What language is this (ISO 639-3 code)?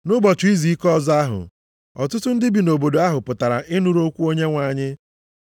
ibo